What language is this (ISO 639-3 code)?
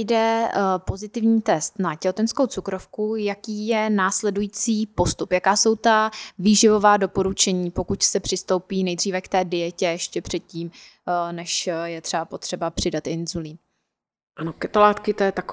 ces